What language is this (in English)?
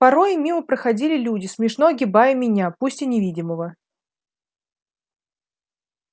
Russian